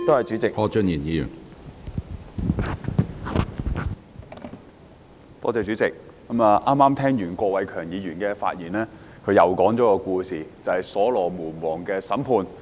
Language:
Cantonese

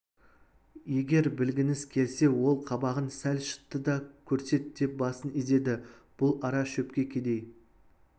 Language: Kazakh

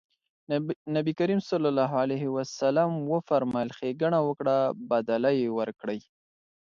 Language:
Pashto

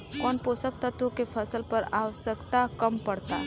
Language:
Bhojpuri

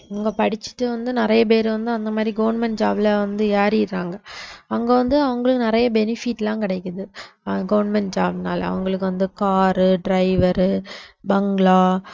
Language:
Tamil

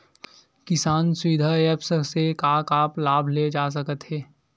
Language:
Chhattisgarhi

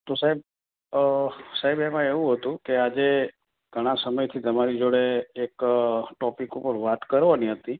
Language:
Gujarati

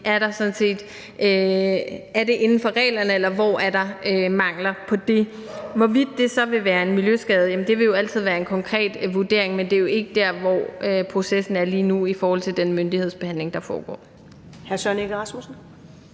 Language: Danish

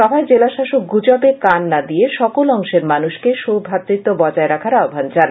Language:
Bangla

